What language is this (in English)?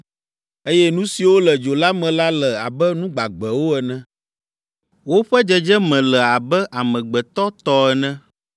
Ewe